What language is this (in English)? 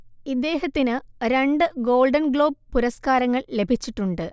Malayalam